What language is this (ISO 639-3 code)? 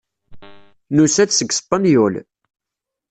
kab